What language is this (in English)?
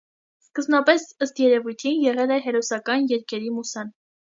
Armenian